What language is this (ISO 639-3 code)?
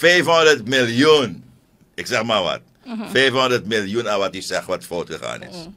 nld